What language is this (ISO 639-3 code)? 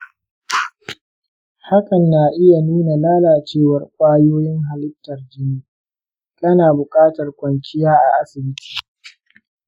hau